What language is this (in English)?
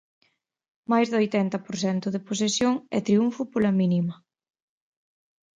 Galician